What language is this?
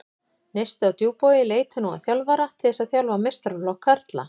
Icelandic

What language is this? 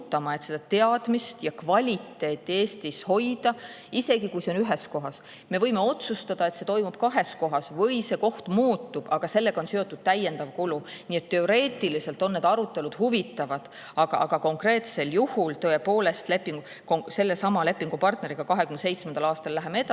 Estonian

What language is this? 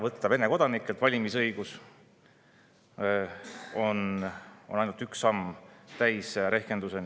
Estonian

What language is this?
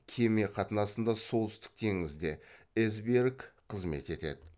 Kazakh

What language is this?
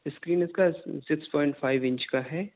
Urdu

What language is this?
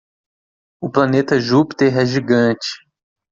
Portuguese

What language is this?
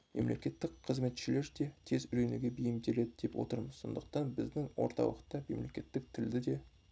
Kazakh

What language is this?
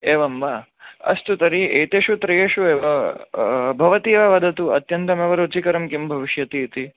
Sanskrit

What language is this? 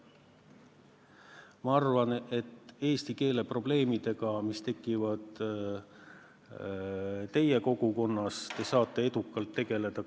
Estonian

